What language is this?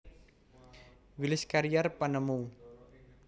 Javanese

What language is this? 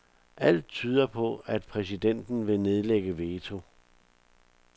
Danish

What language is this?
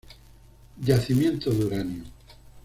Spanish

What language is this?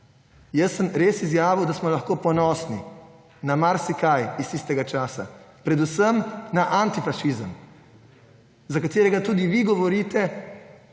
Slovenian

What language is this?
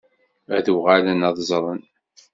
Kabyle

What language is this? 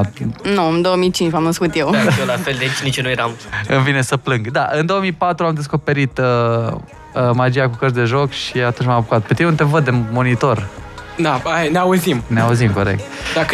Romanian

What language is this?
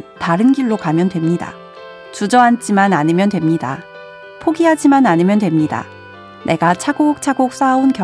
Korean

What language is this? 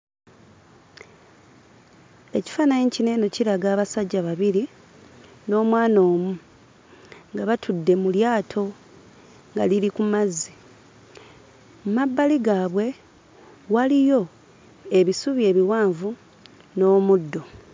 Ganda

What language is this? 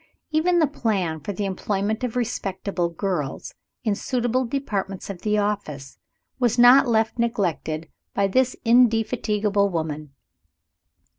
English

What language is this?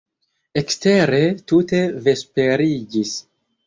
Esperanto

